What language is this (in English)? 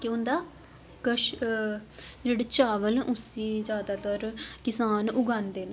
Dogri